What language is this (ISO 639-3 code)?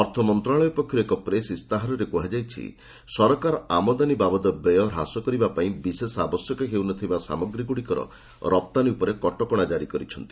ori